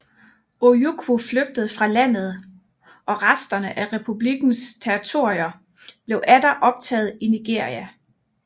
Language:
Danish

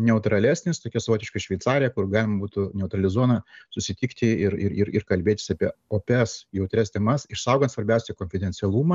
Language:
Lithuanian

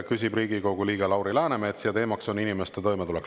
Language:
Estonian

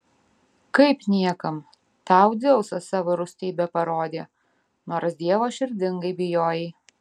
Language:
Lithuanian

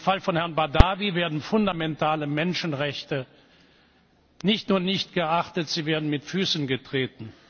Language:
German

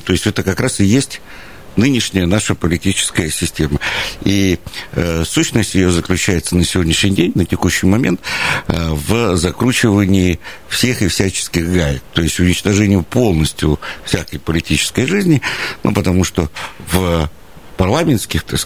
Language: Russian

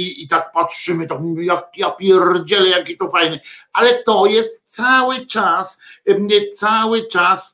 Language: Polish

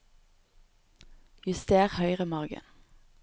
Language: Norwegian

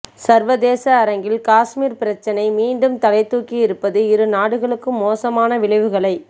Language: Tamil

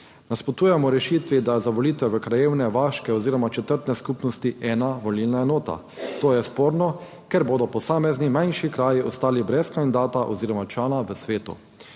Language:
Slovenian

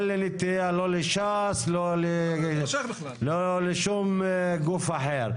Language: Hebrew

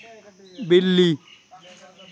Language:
Dogri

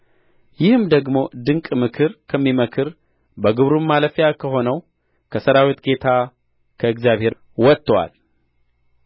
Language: Amharic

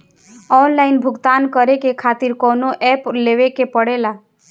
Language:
Bhojpuri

